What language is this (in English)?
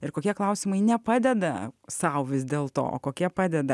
Lithuanian